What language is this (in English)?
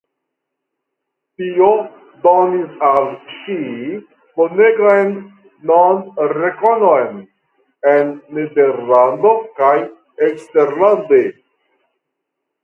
Esperanto